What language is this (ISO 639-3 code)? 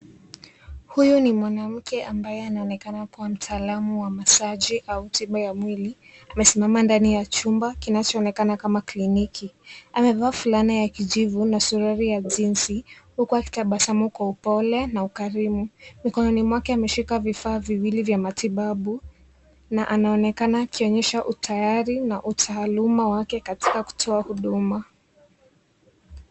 swa